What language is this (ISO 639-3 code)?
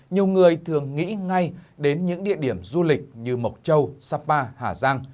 vie